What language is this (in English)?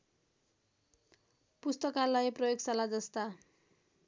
Nepali